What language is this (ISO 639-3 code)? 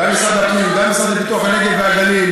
heb